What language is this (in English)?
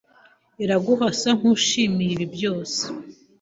Kinyarwanda